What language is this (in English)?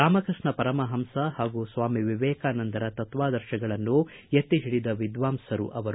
Kannada